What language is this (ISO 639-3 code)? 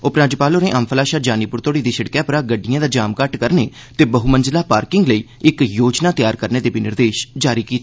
doi